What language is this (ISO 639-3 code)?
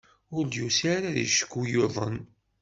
kab